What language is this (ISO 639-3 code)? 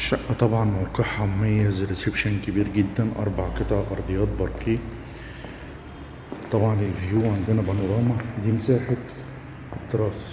ara